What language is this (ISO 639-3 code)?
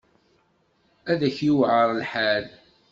kab